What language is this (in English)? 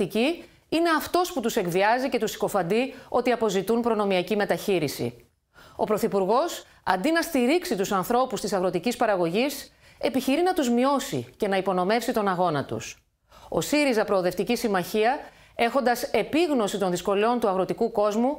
Greek